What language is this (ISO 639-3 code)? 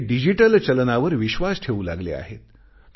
mar